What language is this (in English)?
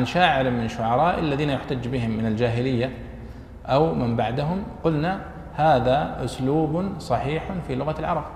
Arabic